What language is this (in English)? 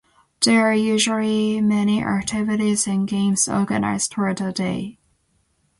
English